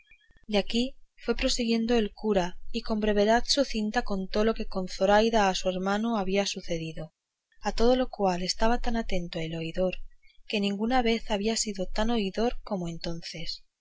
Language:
Spanish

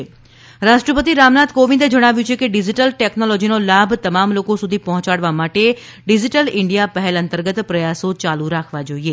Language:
Gujarati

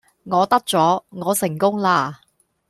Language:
Cantonese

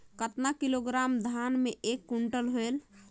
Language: Chhattisgarhi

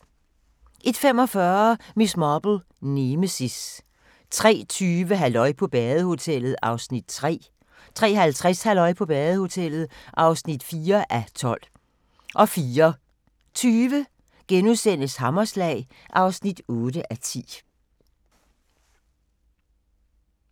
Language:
Danish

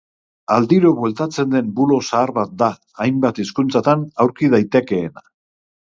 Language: Basque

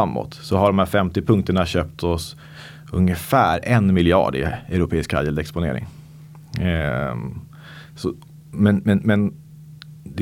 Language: Swedish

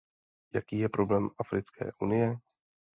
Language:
Czech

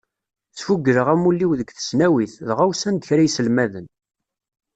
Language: Kabyle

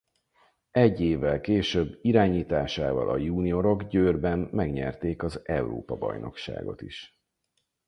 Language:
Hungarian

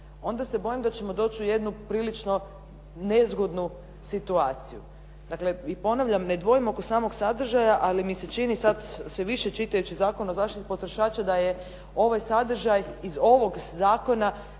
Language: Croatian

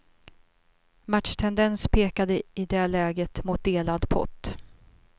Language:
Swedish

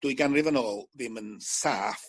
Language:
Welsh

